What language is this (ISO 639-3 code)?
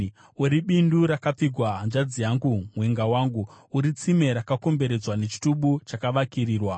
sna